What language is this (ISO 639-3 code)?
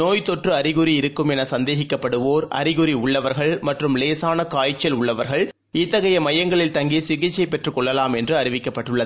tam